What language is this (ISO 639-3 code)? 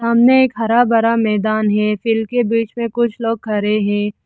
hin